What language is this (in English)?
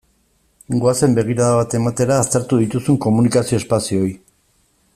Basque